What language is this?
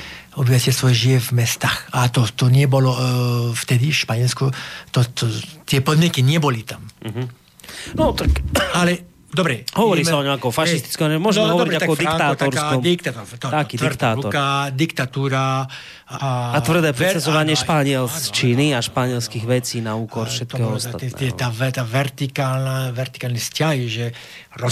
Slovak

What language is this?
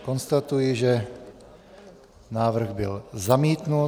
Czech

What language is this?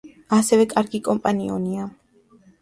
Georgian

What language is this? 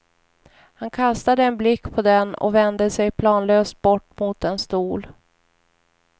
Swedish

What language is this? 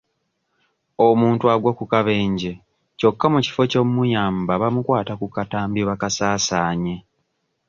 Ganda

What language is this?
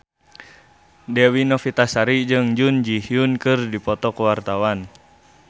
Sundanese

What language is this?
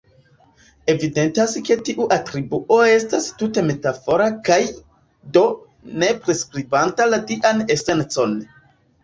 Esperanto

